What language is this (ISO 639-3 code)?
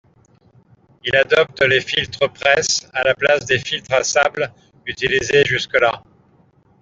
fra